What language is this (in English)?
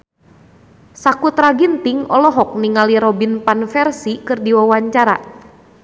Sundanese